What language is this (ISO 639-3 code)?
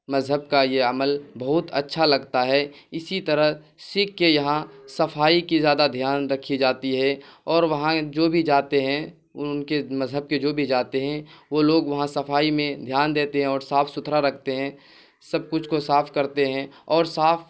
urd